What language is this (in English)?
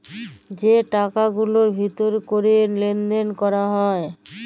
Bangla